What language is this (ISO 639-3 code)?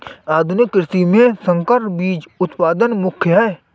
hin